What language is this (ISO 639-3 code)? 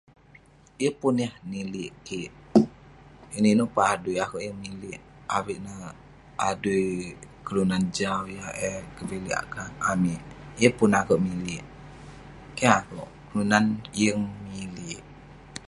pne